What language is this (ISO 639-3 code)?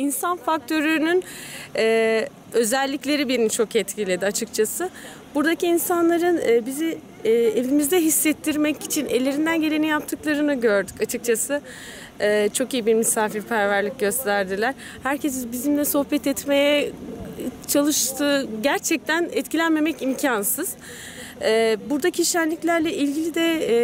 tur